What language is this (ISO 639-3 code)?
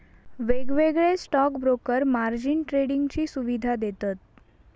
mar